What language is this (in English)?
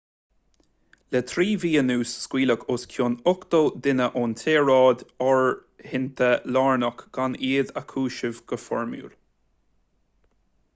Irish